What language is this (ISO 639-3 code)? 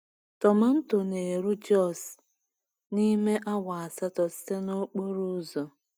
ibo